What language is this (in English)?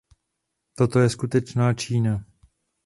Czech